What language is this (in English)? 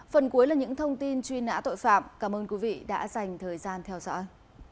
Vietnamese